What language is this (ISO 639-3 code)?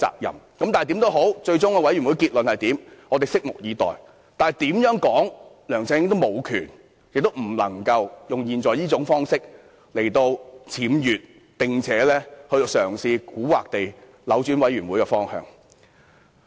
yue